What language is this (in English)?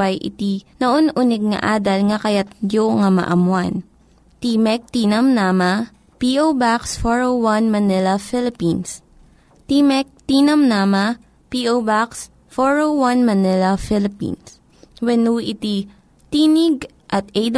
Filipino